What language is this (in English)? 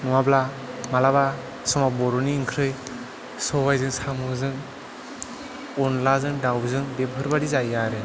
Bodo